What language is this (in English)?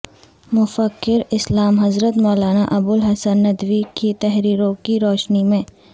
Urdu